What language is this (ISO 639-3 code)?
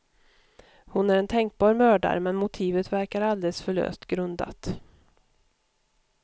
swe